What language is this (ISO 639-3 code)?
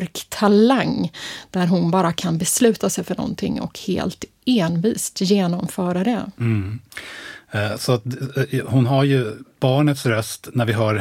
swe